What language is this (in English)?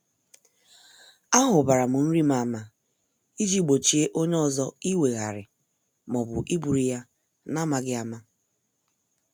Igbo